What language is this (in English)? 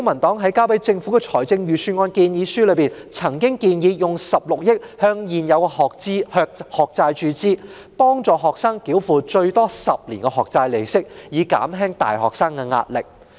Cantonese